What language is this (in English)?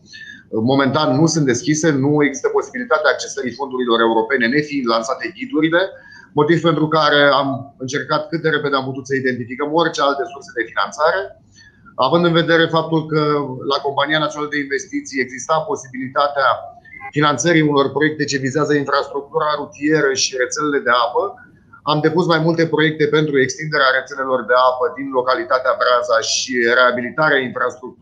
Romanian